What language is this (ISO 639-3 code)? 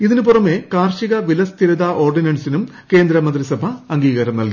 mal